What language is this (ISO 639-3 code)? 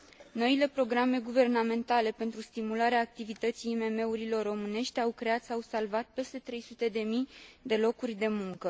ron